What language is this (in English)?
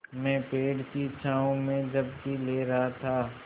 Hindi